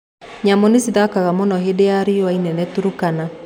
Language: Kikuyu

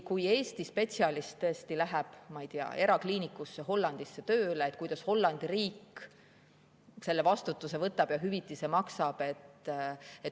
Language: Estonian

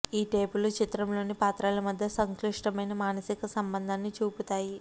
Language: Telugu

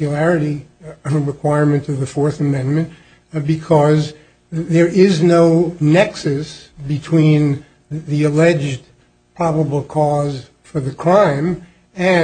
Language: English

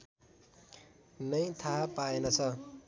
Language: Nepali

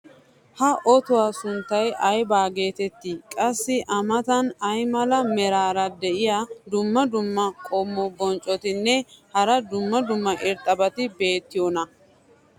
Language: Wolaytta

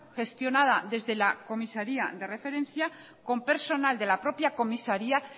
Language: Spanish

